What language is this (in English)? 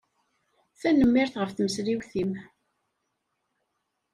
Kabyle